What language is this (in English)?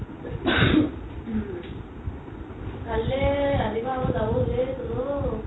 Assamese